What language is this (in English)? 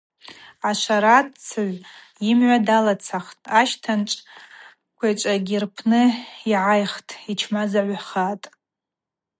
Abaza